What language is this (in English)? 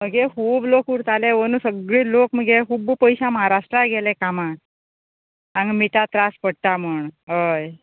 Konkani